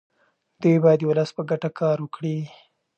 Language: Pashto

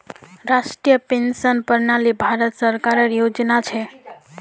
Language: Magahi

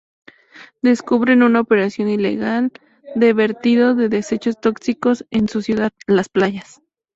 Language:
Spanish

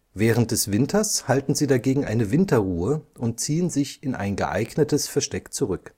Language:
German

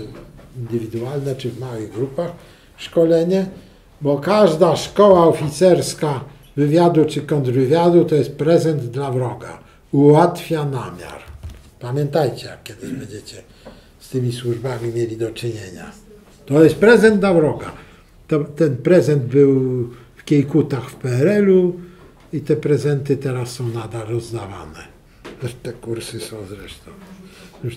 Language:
Polish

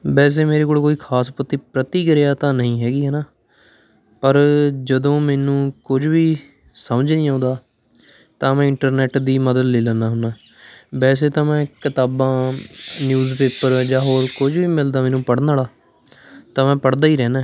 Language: Punjabi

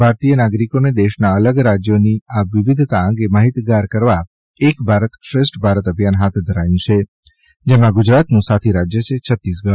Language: Gujarati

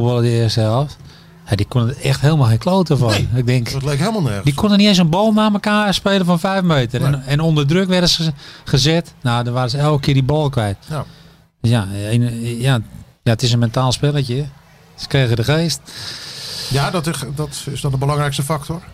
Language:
Dutch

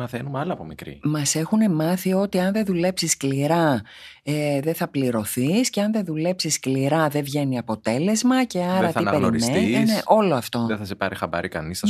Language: Greek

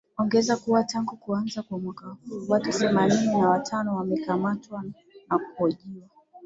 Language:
Swahili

